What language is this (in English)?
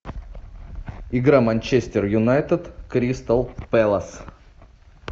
Russian